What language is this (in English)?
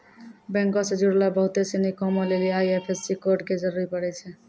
Maithili